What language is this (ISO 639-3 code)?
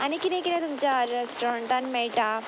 kok